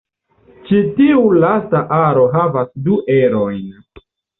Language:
Esperanto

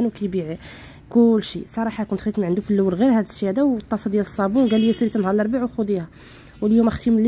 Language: Arabic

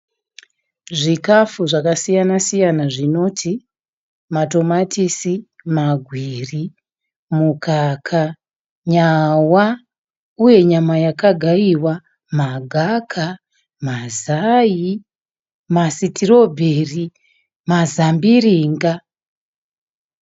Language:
Shona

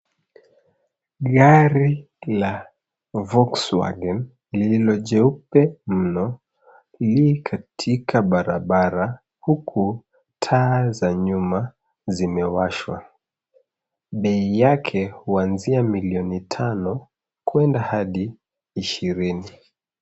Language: Swahili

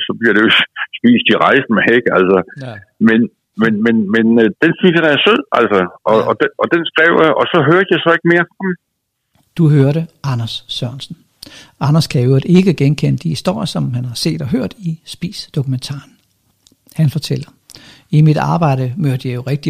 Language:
Danish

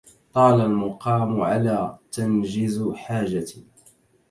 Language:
Arabic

